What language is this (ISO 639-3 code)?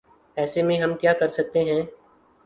urd